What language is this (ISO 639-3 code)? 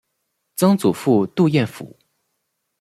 zho